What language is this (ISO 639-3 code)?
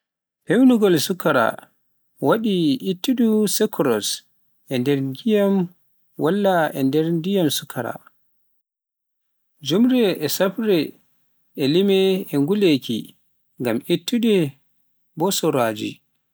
fuf